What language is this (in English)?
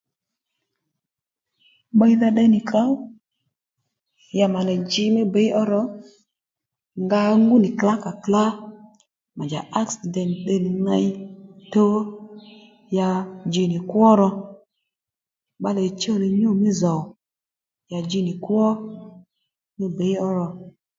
Lendu